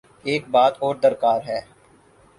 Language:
Urdu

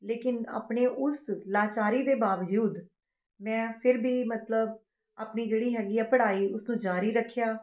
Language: Punjabi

